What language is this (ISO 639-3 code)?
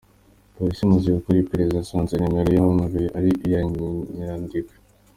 kin